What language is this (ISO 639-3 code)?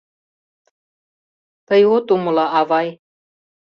chm